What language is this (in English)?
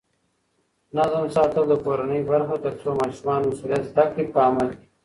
Pashto